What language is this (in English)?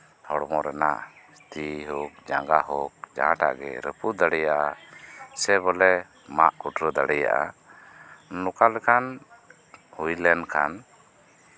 Santali